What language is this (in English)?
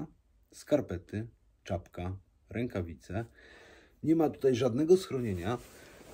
Polish